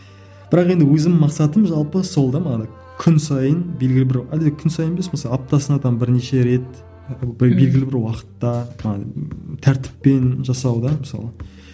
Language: Kazakh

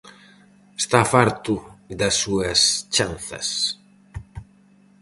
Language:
Galician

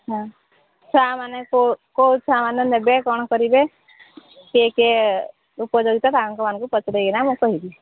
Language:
Odia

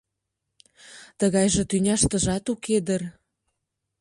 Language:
Mari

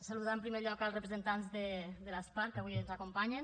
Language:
Catalan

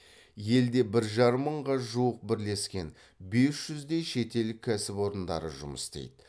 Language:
Kazakh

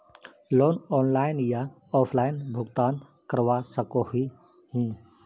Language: Magahi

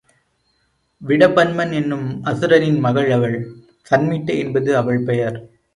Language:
Tamil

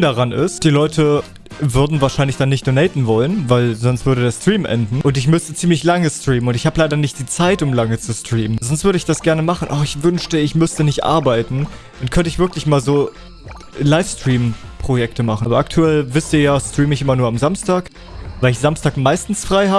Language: German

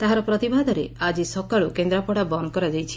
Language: Odia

